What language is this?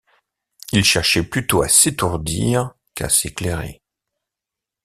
French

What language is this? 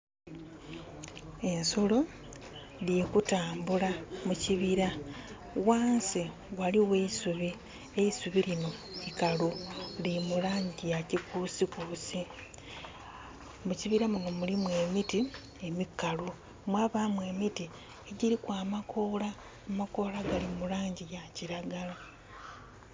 Soga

